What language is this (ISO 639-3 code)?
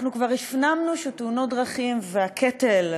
heb